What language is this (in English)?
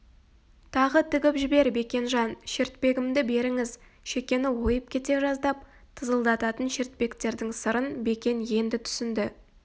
Kazakh